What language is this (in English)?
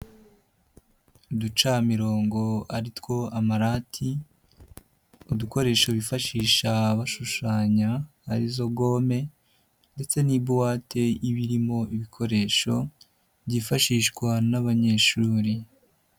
Kinyarwanda